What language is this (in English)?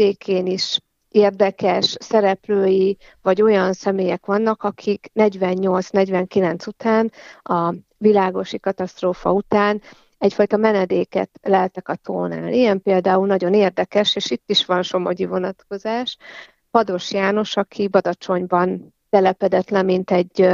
Hungarian